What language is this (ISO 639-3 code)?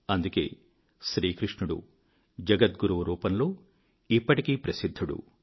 tel